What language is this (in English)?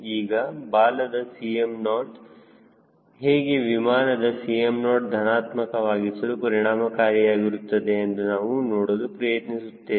Kannada